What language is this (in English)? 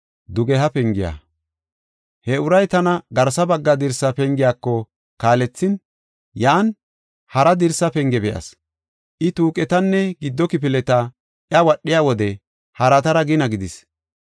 Gofa